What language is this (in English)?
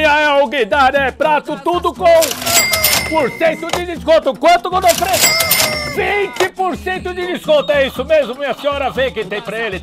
Portuguese